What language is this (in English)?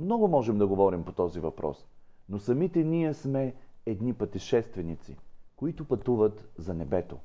Bulgarian